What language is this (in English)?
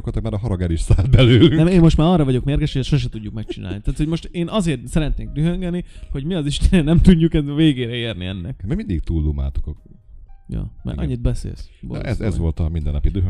Hungarian